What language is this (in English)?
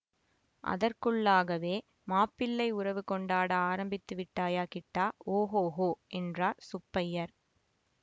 Tamil